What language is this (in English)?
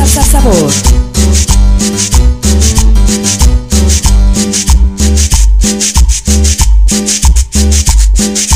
Thai